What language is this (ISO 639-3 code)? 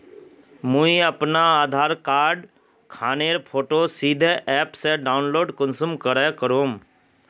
mag